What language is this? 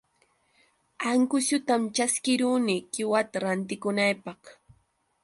Yauyos Quechua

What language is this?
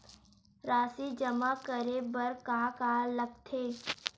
Chhattisgarhi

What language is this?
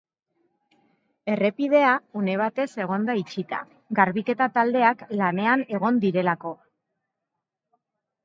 Basque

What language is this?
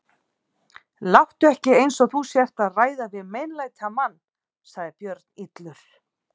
Icelandic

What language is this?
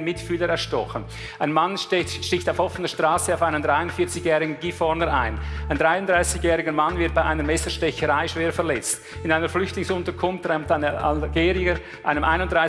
German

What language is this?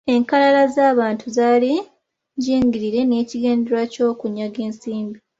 Ganda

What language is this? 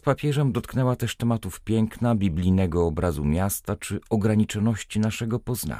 Polish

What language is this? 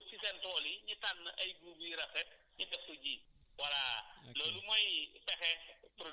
Wolof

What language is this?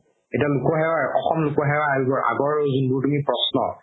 Assamese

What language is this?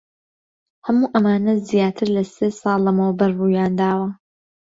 Central Kurdish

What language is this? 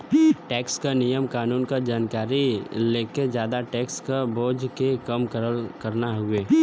Bhojpuri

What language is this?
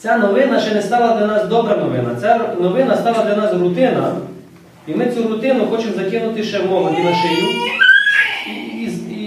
Ukrainian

